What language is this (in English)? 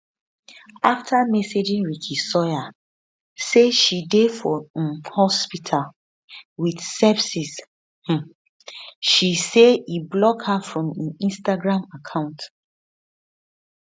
Nigerian Pidgin